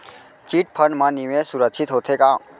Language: Chhattisgarhi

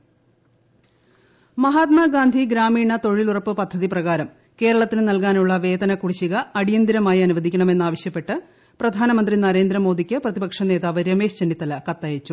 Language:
Malayalam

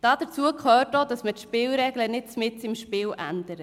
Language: Swiss German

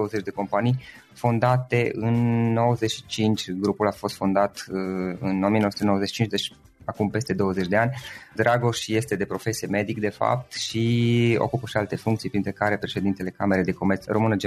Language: Romanian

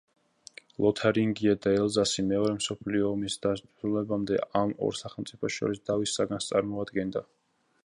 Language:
Georgian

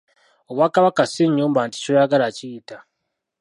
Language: Ganda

